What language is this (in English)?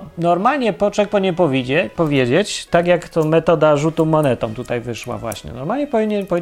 Polish